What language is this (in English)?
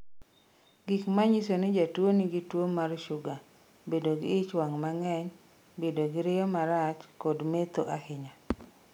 Luo (Kenya and Tanzania)